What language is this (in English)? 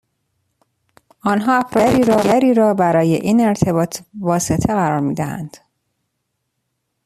Persian